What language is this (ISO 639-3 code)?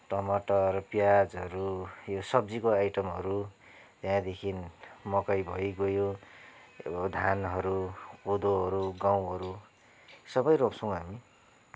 nep